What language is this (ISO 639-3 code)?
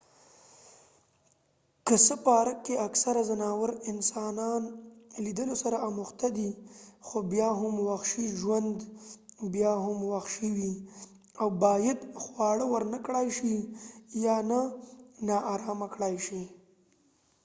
pus